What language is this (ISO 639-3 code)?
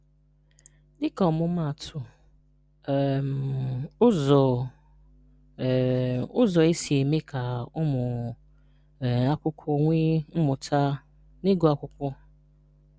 ibo